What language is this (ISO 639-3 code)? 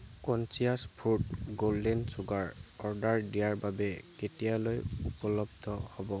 asm